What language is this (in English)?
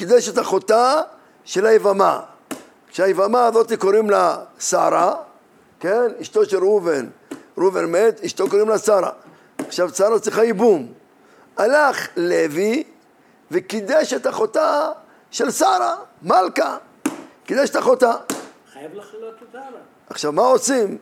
Hebrew